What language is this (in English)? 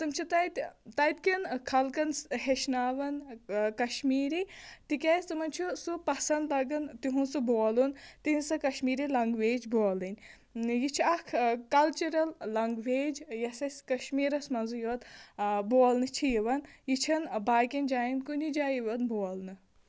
Kashmiri